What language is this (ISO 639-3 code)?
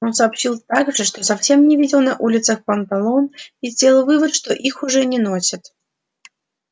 rus